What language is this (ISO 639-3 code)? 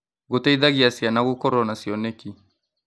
kik